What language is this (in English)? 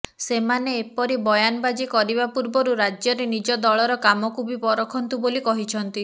Odia